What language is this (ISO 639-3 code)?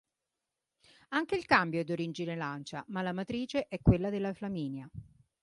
ita